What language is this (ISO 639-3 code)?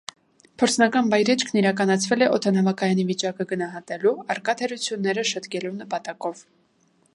hye